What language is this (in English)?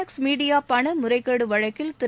Tamil